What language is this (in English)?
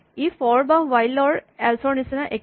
Assamese